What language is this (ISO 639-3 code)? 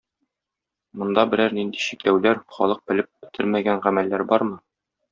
tat